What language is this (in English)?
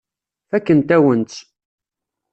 Kabyle